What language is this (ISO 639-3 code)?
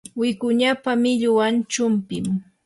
qur